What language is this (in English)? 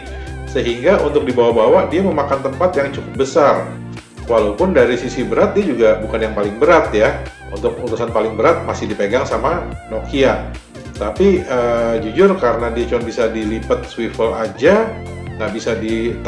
Indonesian